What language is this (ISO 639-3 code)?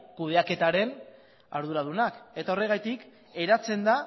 eus